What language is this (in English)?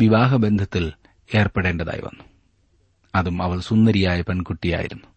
Malayalam